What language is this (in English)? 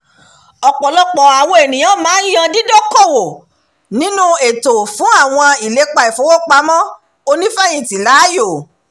Yoruba